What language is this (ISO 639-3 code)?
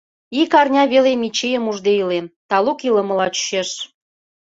chm